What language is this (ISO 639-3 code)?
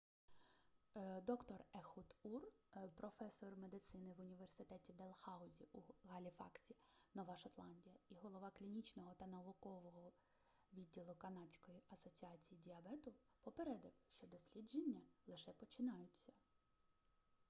ukr